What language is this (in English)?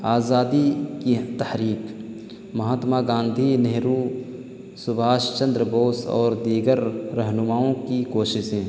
Urdu